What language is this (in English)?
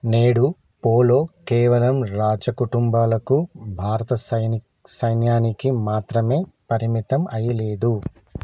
Telugu